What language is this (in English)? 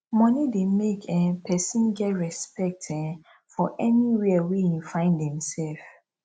Nigerian Pidgin